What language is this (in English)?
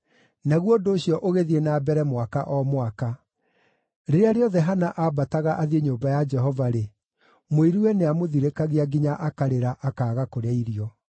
Kikuyu